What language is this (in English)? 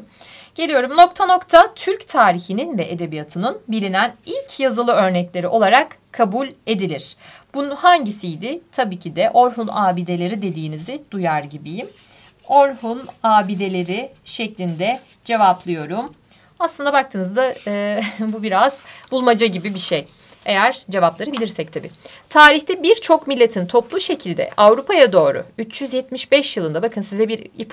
Turkish